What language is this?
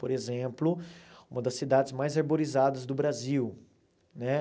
Portuguese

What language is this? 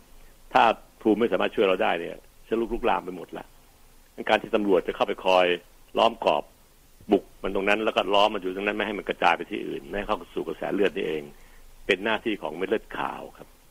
Thai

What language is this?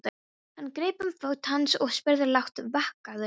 Icelandic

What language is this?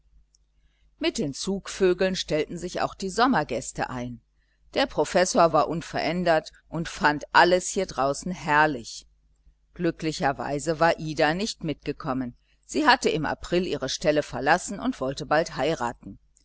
German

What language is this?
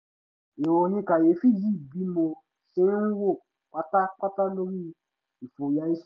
Yoruba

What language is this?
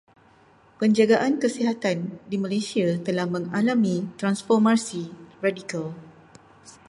Malay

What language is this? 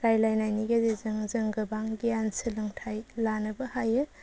Bodo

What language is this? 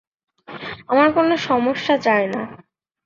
Bangla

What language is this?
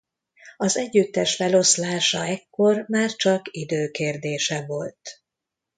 Hungarian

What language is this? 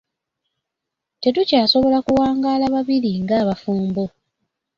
Ganda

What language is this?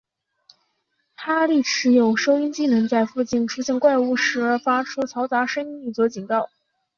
Chinese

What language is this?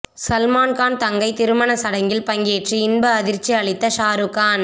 Tamil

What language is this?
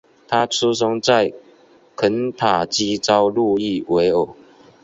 Chinese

